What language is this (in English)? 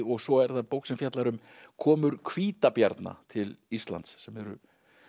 Icelandic